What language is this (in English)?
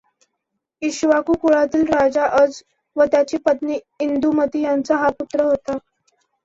Marathi